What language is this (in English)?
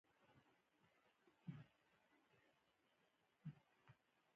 Pashto